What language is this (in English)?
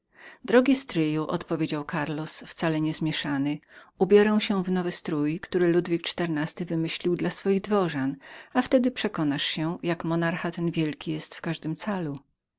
Polish